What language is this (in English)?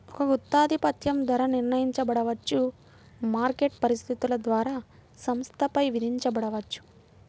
Telugu